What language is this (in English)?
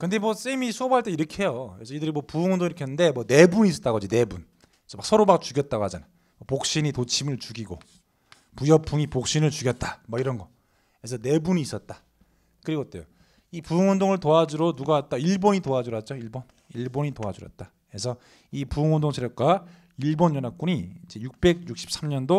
Korean